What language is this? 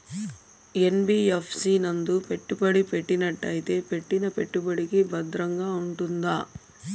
Telugu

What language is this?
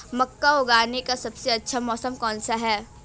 Hindi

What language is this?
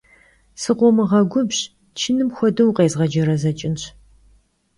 Kabardian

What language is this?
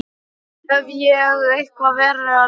Icelandic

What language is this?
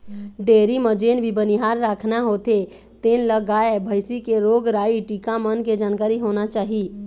Chhattisgarhi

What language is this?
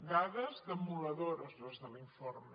Catalan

